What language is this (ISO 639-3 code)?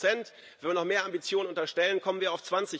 deu